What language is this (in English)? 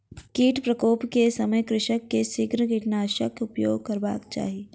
Maithili